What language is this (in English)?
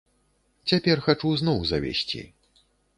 Belarusian